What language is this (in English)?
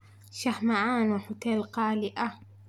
Somali